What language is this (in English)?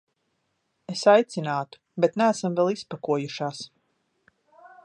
Latvian